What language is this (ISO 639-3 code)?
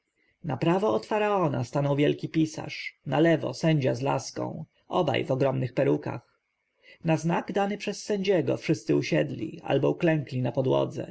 pol